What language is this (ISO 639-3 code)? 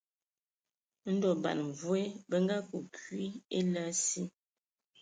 ewo